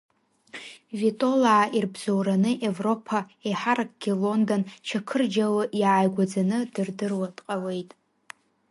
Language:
Abkhazian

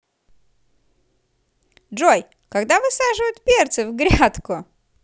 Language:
Russian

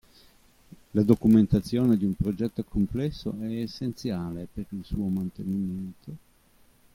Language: Italian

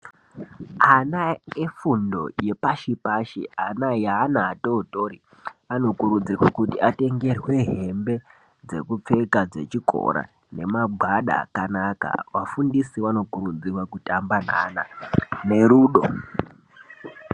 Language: Ndau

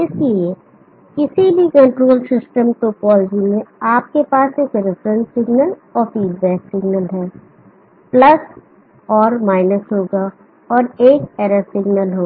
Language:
Hindi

